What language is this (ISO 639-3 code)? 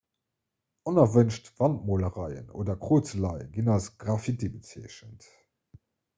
ltz